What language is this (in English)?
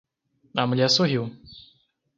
Portuguese